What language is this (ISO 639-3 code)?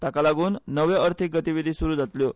kok